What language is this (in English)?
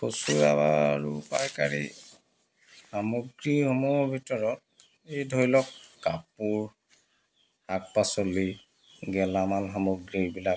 Assamese